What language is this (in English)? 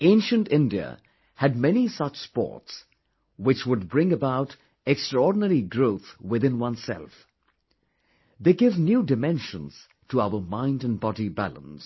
English